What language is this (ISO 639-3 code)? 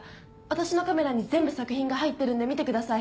jpn